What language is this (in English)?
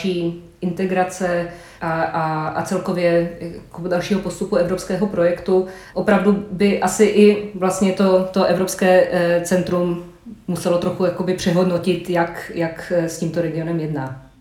Czech